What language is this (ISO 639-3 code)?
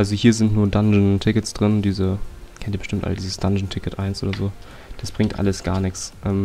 deu